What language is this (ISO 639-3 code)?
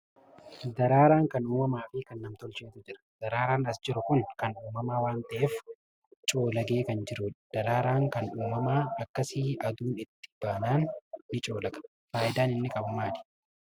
orm